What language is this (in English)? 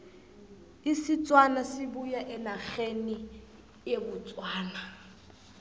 South Ndebele